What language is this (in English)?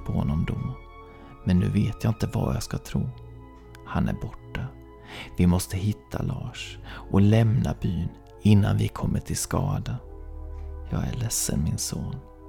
Swedish